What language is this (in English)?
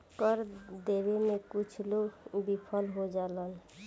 Bhojpuri